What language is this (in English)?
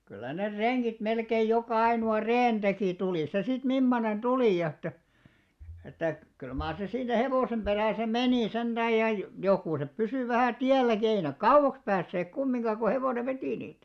Finnish